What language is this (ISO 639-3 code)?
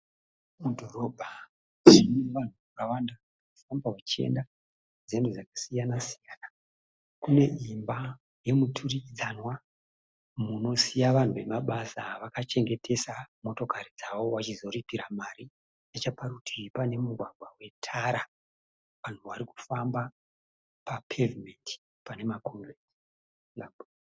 sna